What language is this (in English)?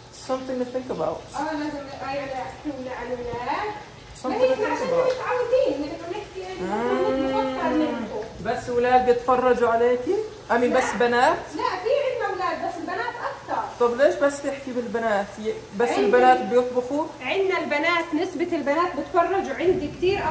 Arabic